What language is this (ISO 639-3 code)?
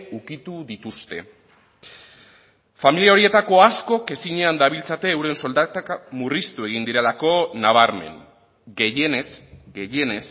eus